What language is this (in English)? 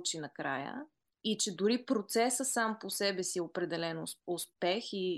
Bulgarian